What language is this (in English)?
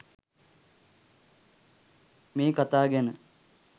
Sinhala